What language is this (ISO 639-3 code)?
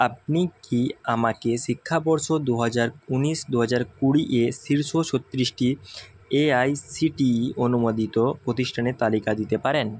ben